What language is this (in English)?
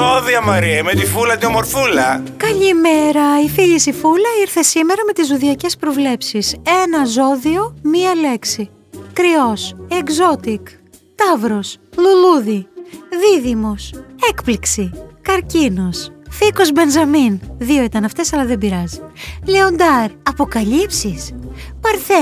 Greek